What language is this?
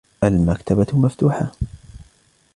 Arabic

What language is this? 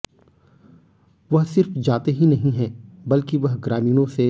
Hindi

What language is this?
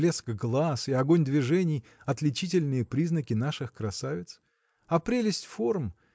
Russian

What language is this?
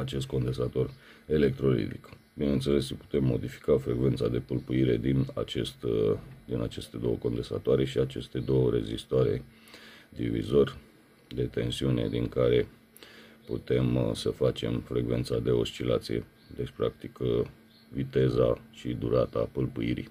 Romanian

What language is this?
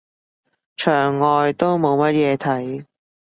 Cantonese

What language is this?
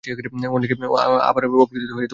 Bangla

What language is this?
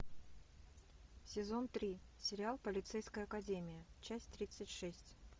Russian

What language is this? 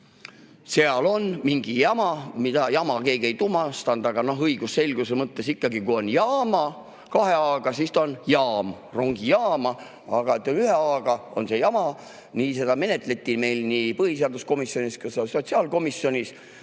Estonian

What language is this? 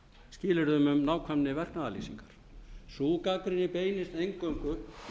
Icelandic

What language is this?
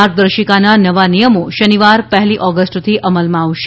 Gujarati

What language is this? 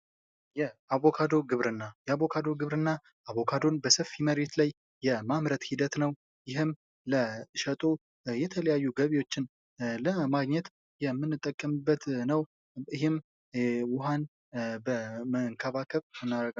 Amharic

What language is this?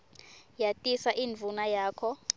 Swati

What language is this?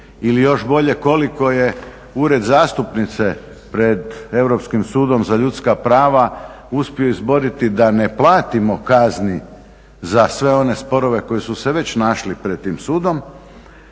Croatian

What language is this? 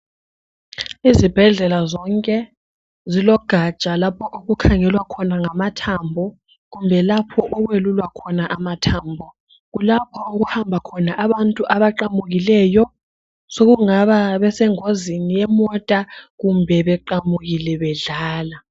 North Ndebele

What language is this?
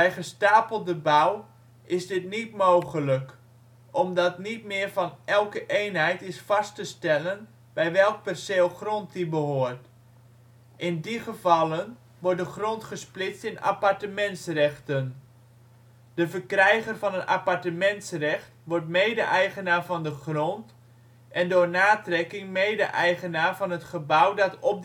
Dutch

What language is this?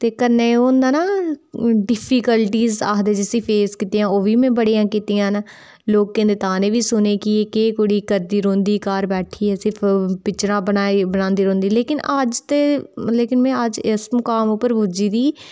Dogri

